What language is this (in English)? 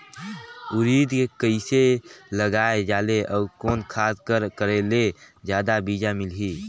Chhattisgarhi